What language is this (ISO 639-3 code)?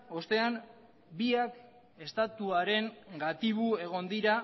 eus